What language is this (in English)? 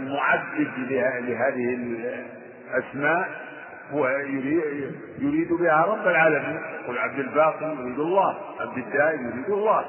Arabic